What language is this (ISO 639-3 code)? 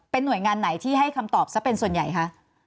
tha